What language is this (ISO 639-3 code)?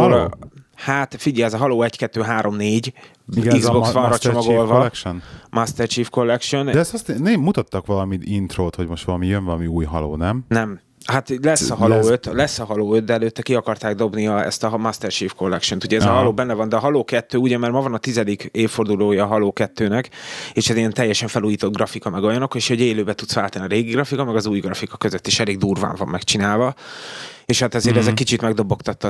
hun